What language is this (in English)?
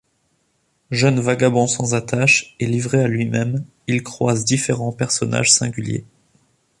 French